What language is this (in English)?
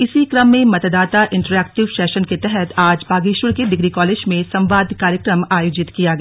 Hindi